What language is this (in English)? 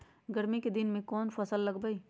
Magahi